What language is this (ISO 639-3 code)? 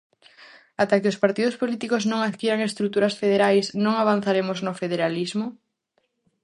glg